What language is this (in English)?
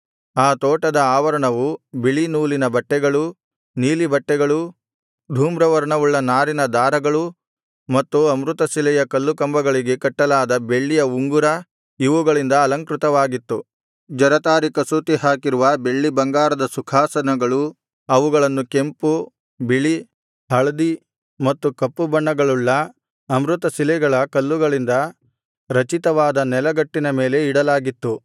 Kannada